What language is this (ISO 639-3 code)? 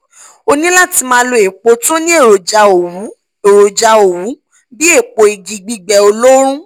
yor